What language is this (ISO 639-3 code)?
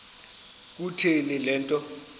xho